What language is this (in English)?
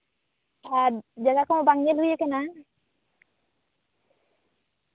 Santali